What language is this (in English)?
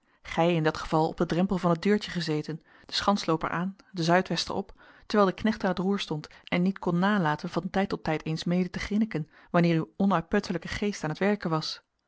Dutch